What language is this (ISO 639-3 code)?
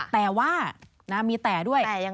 tha